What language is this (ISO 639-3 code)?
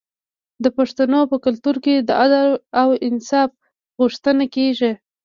pus